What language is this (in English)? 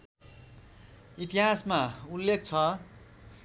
Nepali